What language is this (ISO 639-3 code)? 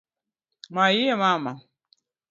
luo